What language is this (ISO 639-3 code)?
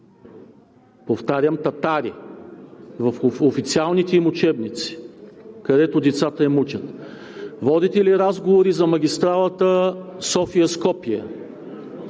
bul